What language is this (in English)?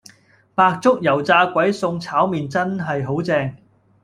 Cantonese